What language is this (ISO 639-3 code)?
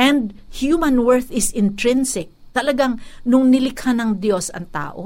fil